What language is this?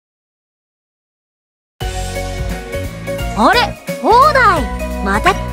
Japanese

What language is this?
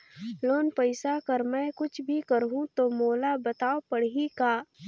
Chhattisgarhi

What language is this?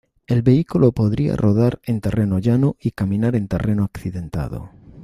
Spanish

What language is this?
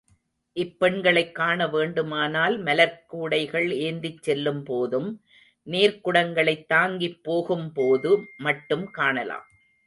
Tamil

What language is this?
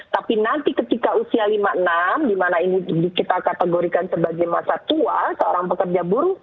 Indonesian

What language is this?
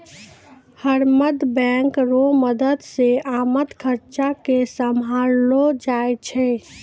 Maithili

